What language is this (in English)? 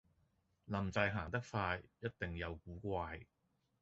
Cantonese